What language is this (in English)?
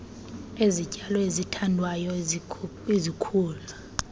Xhosa